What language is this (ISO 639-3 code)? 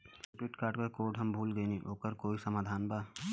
bho